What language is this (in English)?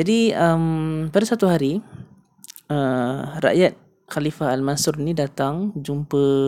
Malay